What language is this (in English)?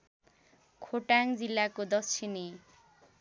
Nepali